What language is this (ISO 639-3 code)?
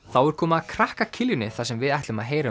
isl